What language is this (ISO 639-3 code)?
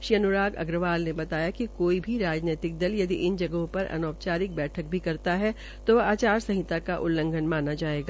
hin